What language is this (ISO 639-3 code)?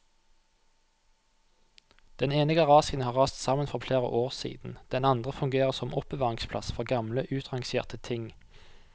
nor